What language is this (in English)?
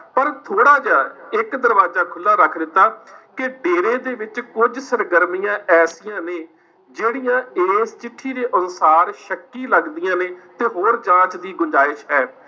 Punjabi